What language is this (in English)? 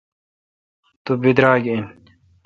Kalkoti